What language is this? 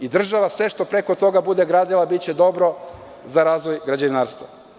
Serbian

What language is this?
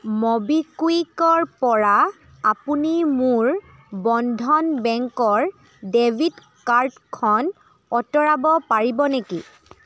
Assamese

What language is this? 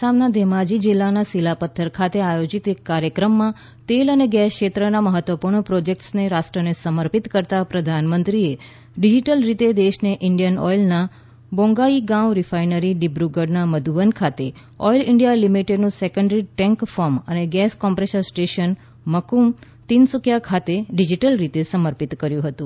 Gujarati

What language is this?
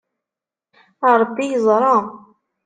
Kabyle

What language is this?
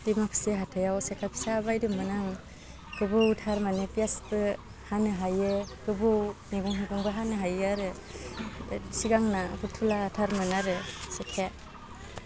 Bodo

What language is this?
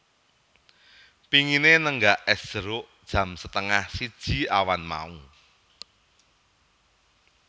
Javanese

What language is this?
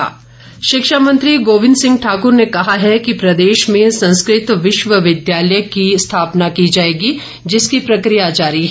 Hindi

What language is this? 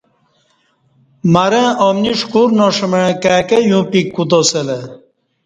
Kati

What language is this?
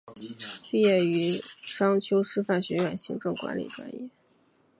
Chinese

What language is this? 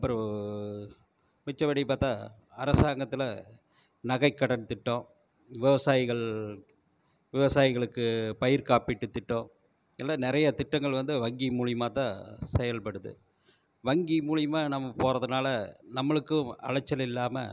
Tamil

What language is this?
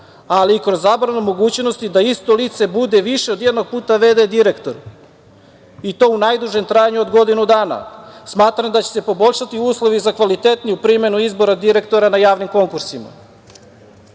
Serbian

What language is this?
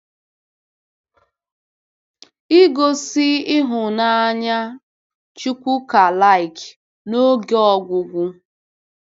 Igbo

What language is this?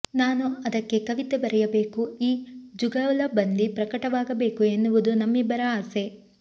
Kannada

